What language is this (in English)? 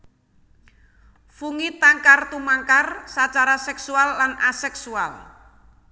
Javanese